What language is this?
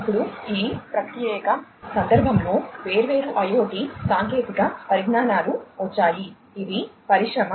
Telugu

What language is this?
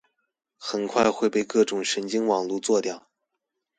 Chinese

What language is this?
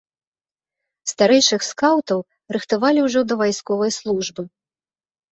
Belarusian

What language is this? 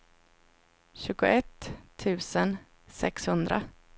Swedish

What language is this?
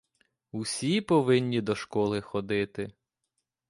Ukrainian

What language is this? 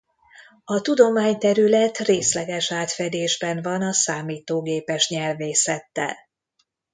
Hungarian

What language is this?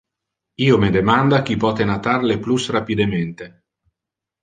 Interlingua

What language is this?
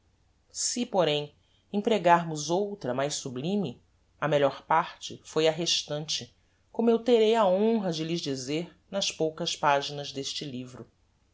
Portuguese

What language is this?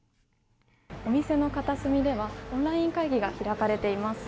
Japanese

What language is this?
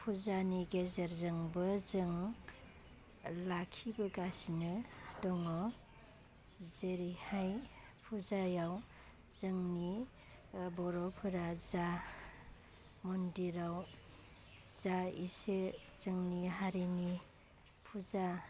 Bodo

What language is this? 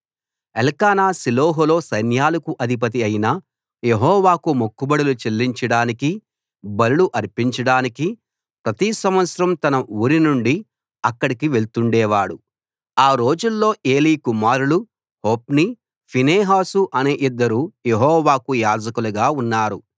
Telugu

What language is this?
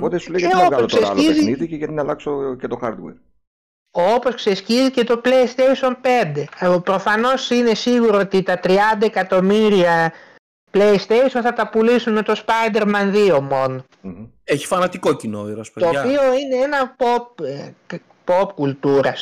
Greek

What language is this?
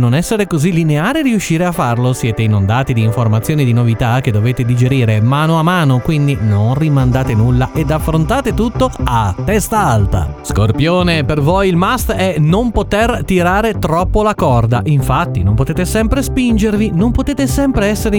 Italian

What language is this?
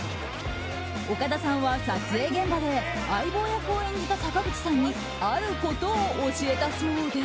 Japanese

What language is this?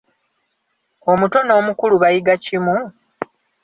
Ganda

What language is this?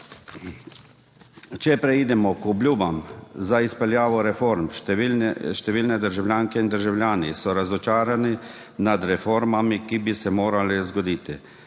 Slovenian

